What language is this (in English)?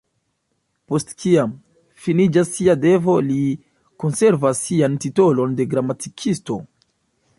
Esperanto